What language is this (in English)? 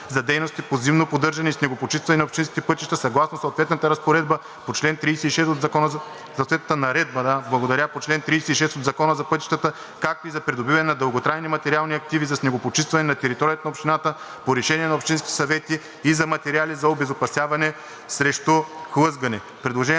Bulgarian